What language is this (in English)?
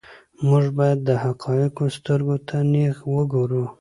Pashto